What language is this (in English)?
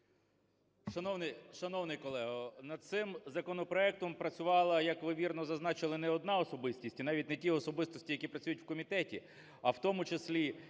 Ukrainian